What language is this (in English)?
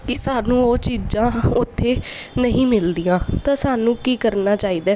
Punjabi